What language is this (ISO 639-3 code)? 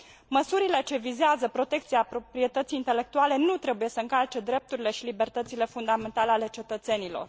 ron